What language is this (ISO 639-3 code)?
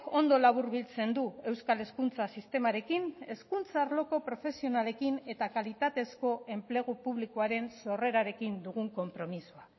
eus